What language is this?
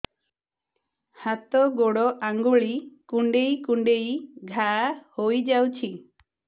Odia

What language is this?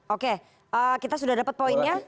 Indonesian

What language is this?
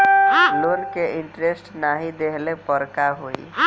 Bhojpuri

